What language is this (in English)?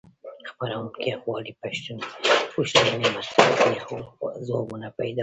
Pashto